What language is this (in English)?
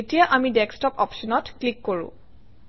Assamese